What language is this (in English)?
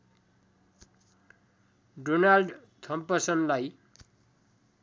Nepali